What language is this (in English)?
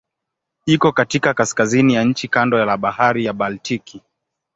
Swahili